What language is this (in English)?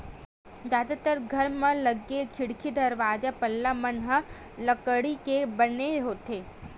Chhattisgarhi